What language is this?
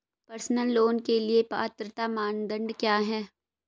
Hindi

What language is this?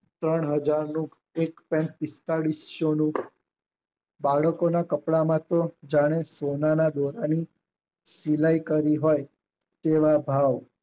Gujarati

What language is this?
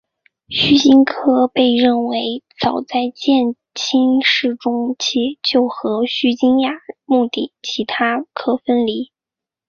Chinese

